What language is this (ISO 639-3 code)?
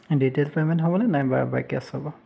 asm